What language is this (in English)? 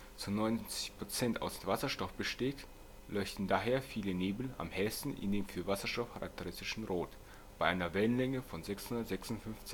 German